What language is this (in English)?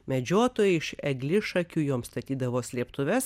Lithuanian